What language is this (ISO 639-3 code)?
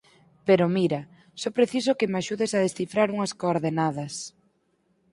glg